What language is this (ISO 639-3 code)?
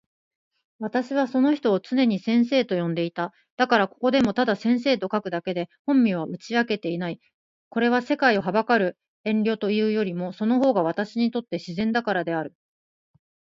jpn